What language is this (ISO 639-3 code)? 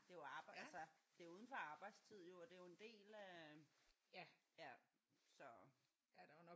dan